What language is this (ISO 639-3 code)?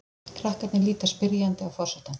isl